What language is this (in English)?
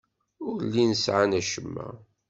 Kabyle